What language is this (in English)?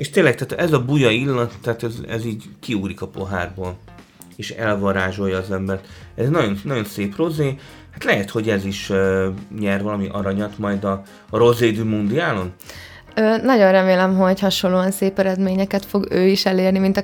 Hungarian